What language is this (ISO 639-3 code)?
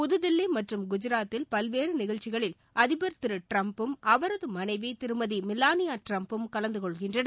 tam